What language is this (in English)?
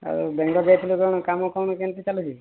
Odia